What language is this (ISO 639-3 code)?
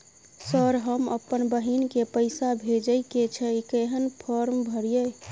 mai